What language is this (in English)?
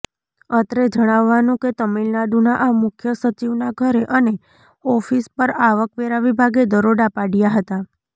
Gujarati